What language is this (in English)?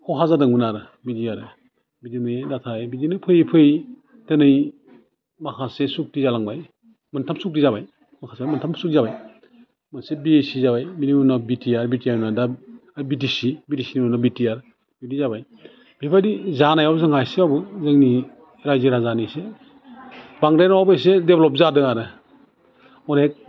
Bodo